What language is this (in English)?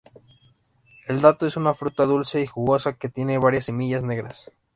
Spanish